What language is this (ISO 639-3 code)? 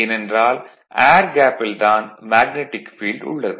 tam